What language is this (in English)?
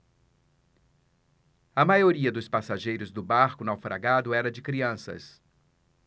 Portuguese